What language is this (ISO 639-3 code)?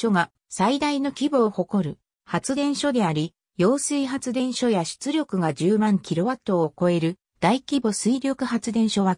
jpn